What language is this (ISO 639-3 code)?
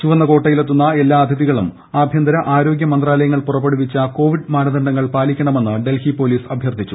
mal